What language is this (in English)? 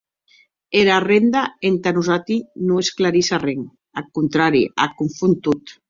Occitan